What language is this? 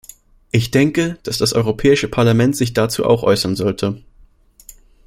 German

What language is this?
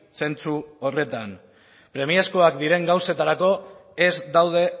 Basque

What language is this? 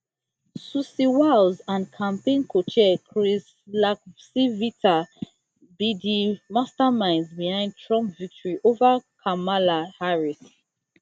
Nigerian Pidgin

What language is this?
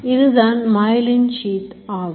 Tamil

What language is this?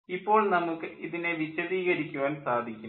Malayalam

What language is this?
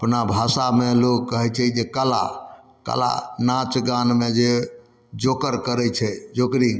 Maithili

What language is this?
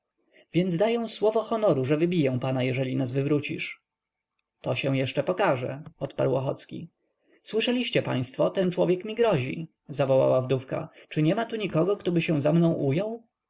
Polish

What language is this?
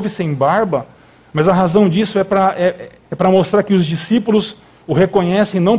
Portuguese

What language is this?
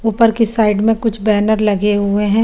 Hindi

